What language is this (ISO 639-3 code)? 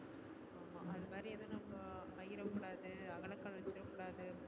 tam